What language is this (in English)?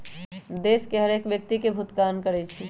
Magahi